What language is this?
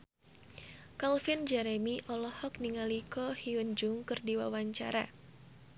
Sundanese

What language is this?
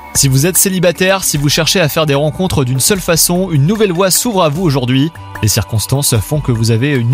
French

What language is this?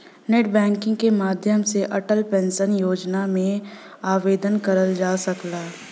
Bhojpuri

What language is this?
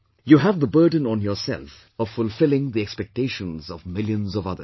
English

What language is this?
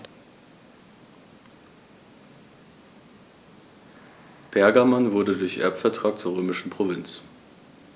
German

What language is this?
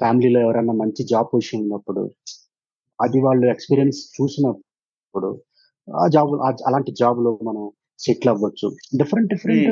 Telugu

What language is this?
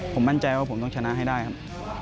Thai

